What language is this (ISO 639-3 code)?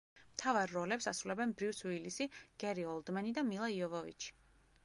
kat